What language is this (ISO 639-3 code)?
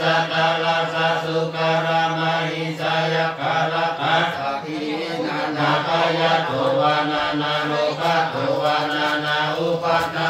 tha